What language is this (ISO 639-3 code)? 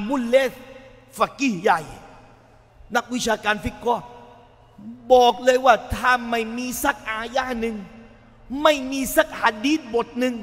tha